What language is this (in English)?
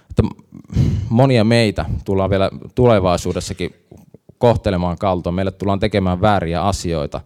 Finnish